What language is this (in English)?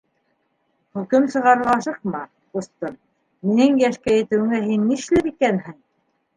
Bashkir